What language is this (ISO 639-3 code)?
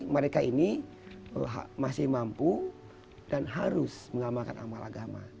ind